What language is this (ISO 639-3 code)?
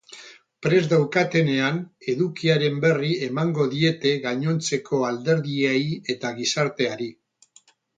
eus